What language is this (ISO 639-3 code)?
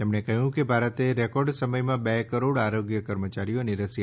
guj